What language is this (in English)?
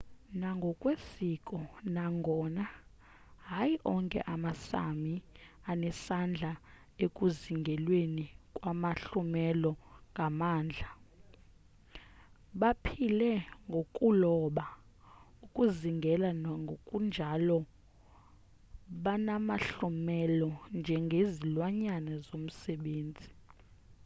Xhosa